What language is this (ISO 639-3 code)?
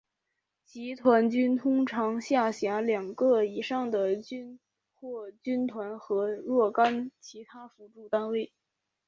zho